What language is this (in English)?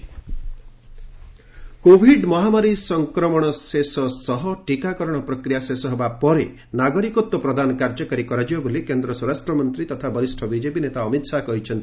Odia